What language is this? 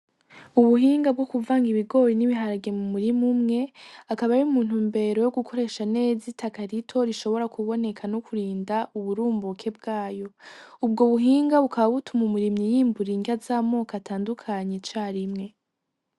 Rundi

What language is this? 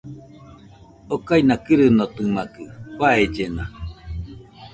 Nüpode Huitoto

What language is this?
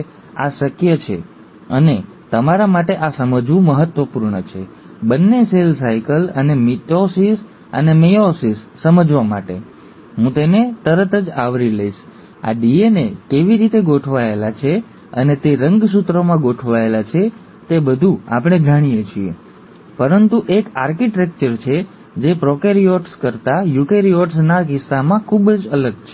Gujarati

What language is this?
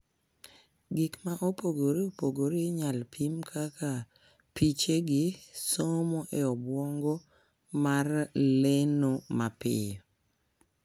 Luo (Kenya and Tanzania)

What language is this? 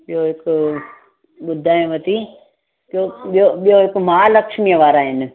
Sindhi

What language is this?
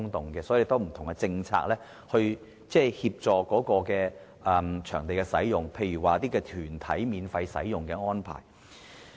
Cantonese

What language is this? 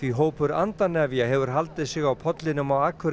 Icelandic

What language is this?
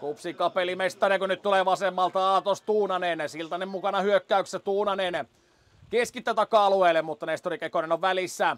Finnish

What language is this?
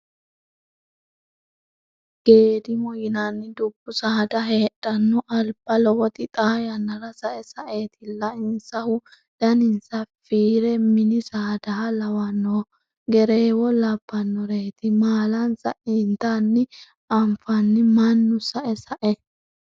Sidamo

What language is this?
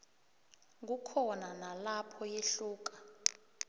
South Ndebele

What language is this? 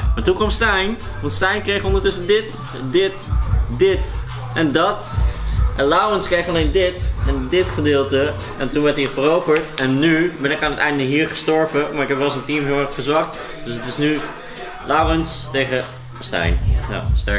Dutch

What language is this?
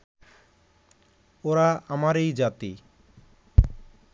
Bangla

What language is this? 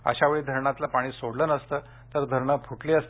Marathi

